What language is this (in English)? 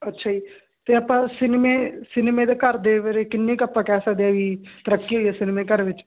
Punjabi